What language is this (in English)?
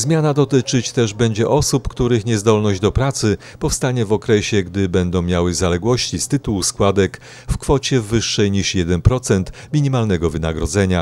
Polish